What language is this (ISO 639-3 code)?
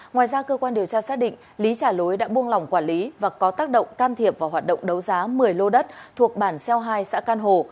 vie